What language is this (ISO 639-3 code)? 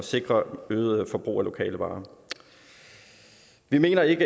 dan